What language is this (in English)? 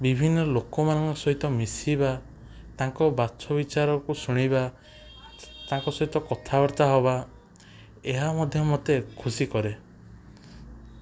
Odia